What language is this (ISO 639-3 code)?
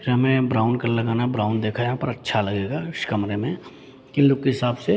hin